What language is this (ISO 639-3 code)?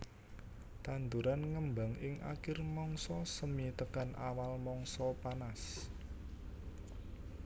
jav